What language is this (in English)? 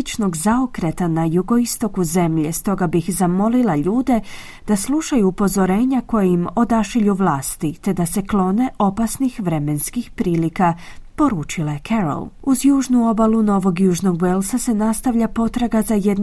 Croatian